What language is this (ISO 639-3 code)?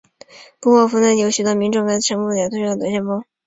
zho